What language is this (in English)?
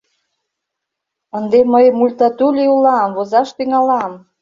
Mari